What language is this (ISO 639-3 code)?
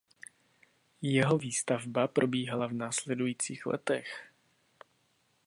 ces